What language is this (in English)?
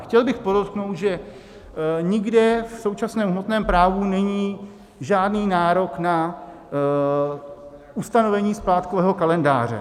Czech